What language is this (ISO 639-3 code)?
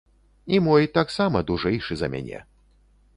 bel